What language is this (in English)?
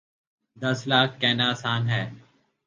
Urdu